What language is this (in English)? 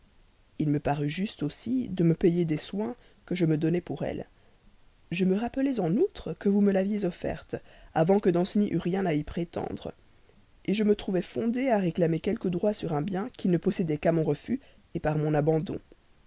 French